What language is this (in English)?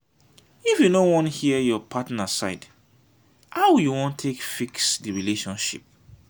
Nigerian Pidgin